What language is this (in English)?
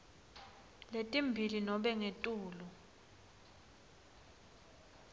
Swati